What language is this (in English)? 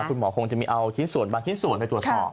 Thai